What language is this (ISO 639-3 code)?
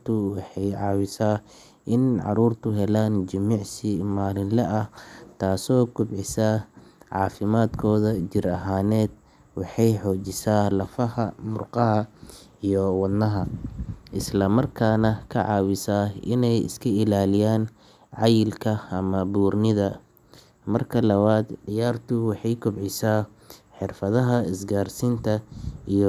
som